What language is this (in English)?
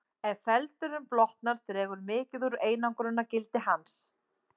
Icelandic